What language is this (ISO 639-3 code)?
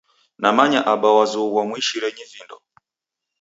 dav